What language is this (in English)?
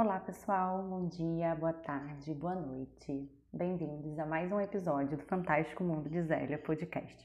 Portuguese